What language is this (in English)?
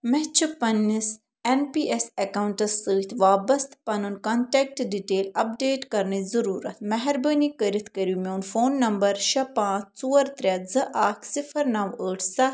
Kashmiri